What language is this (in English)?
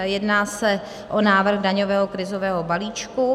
Czech